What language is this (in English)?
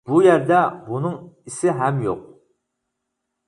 Uyghur